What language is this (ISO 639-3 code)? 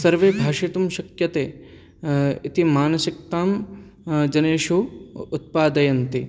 san